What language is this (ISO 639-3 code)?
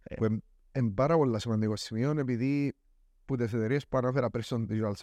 ell